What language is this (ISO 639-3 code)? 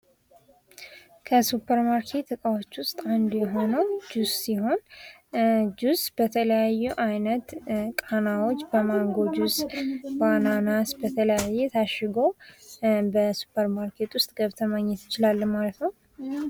amh